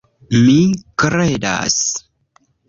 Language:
Esperanto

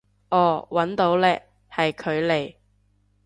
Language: Cantonese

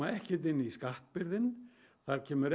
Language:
Icelandic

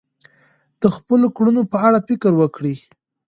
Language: Pashto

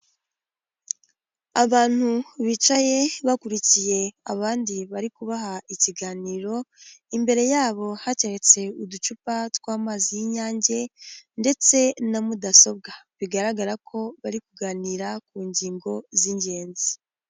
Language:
Kinyarwanda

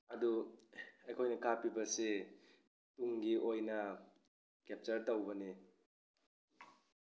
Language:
Manipuri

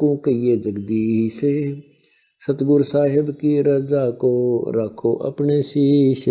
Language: Hindi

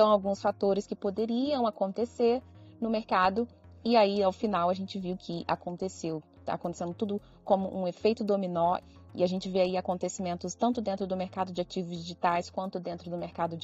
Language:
Portuguese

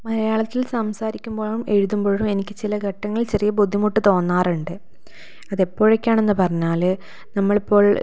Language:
Malayalam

